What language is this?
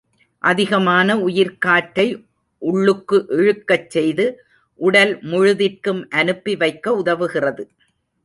Tamil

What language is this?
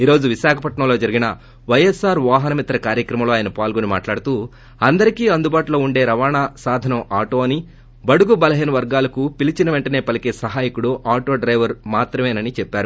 Telugu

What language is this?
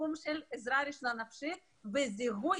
Hebrew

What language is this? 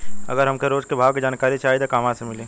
Bhojpuri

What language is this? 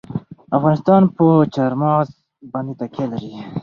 Pashto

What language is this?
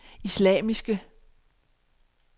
Danish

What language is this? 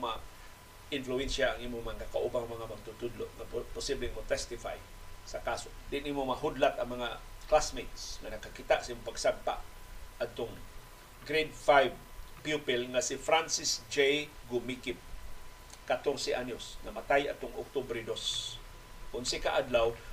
Filipino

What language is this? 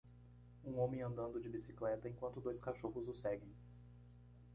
Portuguese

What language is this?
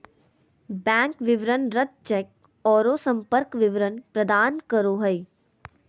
Magahi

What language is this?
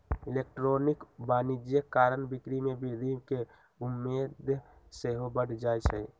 Magahi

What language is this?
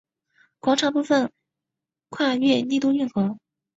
Chinese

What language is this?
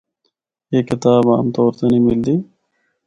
Northern Hindko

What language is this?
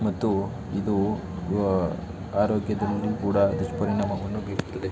Kannada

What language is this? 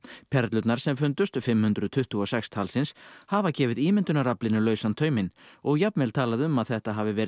Icelandic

